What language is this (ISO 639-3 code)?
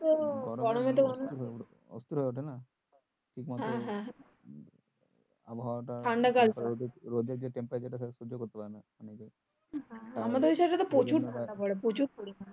ben